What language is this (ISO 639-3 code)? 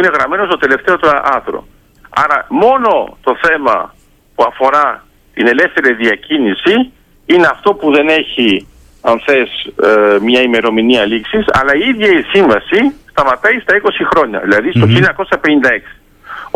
ell